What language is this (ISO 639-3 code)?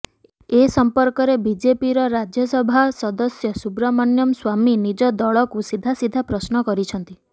ori